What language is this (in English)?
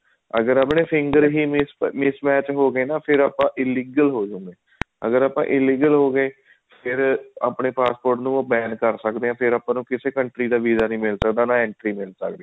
Punjabi